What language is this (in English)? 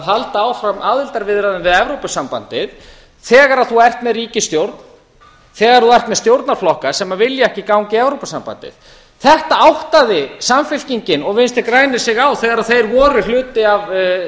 Icelandic